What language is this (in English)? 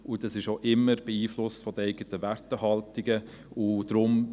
Swiss German